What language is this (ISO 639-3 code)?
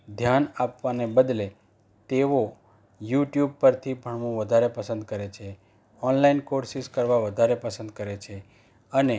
guj